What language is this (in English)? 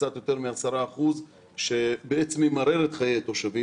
Hebrew